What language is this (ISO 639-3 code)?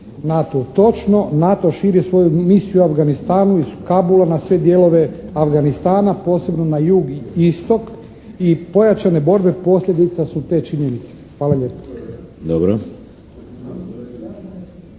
hrv